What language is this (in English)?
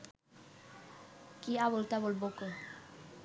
Bangla